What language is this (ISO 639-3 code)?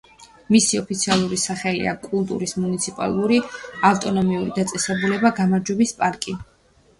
kat